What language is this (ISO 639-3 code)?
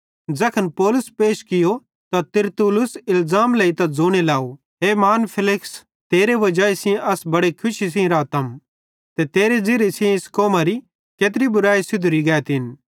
bhd